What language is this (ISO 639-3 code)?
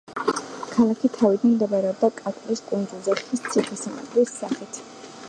kat